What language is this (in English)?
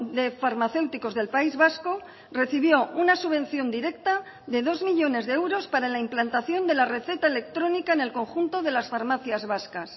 Spanish